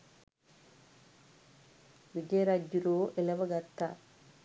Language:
Sinhala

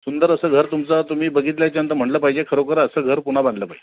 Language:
Marathi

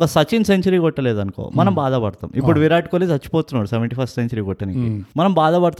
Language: Telugu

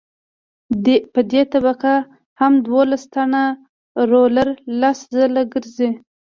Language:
Pashto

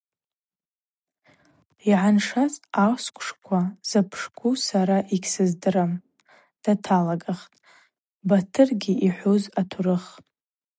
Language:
Abaza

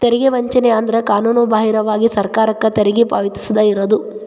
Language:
Kannada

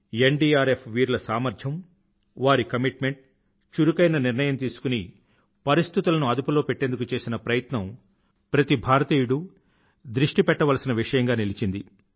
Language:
Telugu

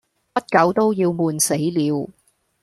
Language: Cantonese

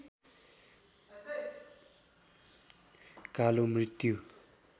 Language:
Nepali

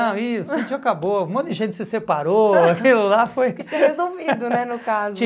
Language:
Portuguese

